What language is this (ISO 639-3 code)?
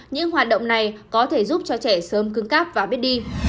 vie